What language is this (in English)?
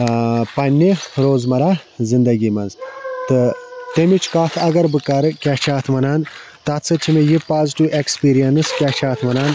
Kashmiri